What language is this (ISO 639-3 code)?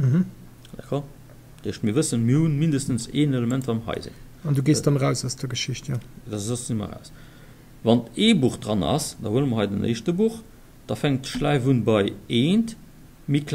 deu